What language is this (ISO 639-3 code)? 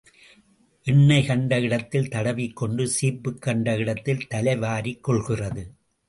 tam